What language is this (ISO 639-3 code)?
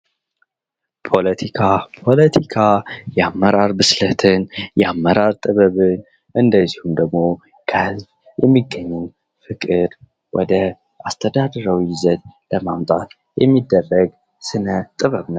amh